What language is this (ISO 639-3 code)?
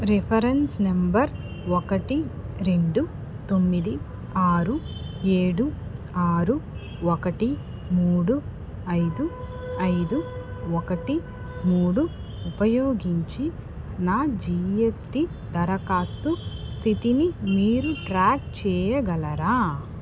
tel